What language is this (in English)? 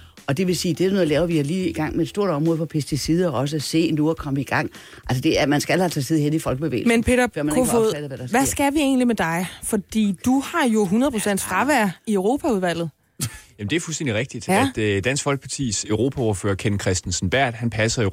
Danish